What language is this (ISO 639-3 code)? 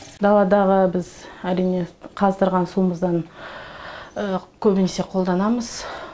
kaz